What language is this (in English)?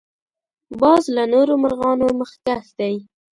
Pashto